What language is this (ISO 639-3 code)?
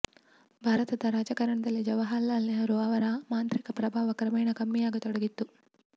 kan